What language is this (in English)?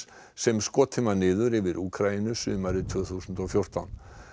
Icelandic